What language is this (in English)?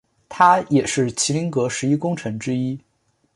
Chinese